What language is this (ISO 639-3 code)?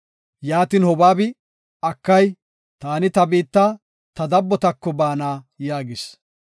gof